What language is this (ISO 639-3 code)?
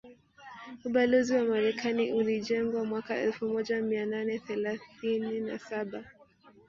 swa